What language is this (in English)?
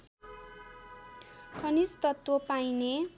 Nepali